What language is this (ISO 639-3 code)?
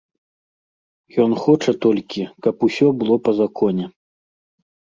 bel